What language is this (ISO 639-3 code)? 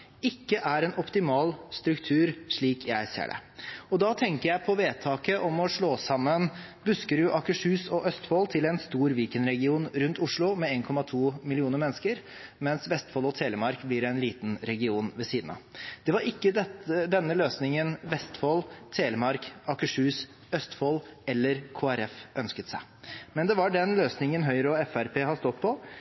nob